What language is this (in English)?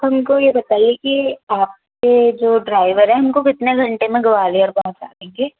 Hindi